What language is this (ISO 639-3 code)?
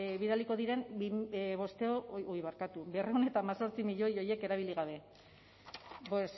eus